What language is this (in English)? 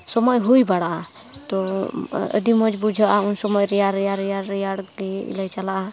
Santali